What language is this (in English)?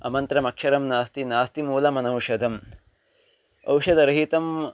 Sanskrit